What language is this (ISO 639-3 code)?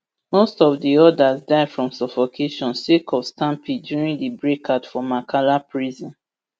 pcm